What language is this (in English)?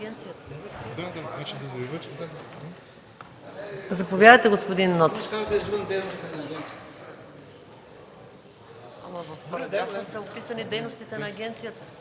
Bulgarian